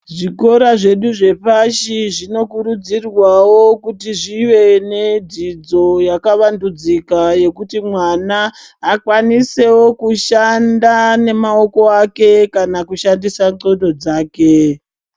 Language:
Ndau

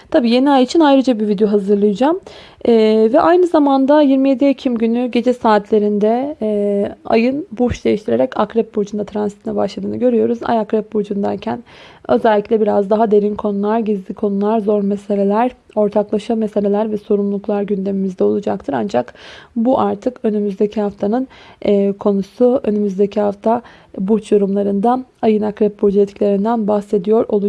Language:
Turkish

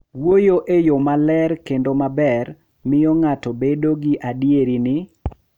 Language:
Luo (Kenya and Tanzania)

